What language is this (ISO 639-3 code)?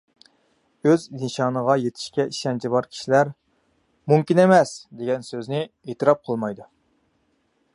uig